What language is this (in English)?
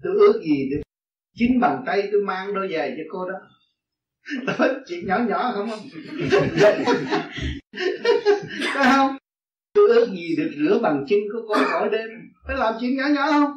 Vietnamese